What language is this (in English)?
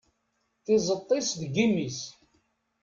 Kabyle